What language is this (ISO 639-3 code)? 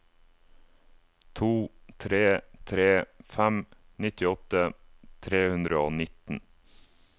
nor